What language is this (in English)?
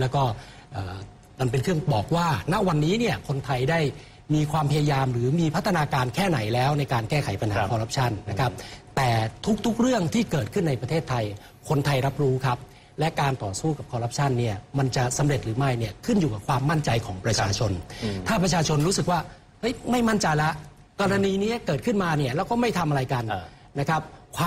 Thai